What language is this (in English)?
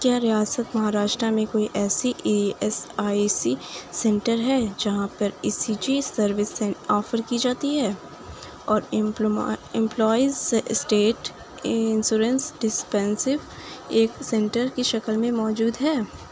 Urdu